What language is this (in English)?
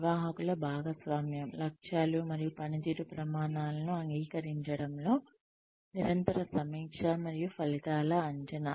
Telugu